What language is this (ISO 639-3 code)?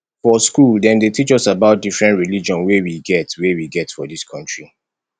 pcm